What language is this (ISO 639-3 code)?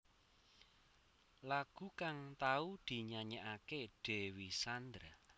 jav